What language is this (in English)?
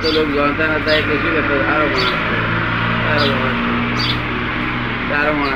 Gujarati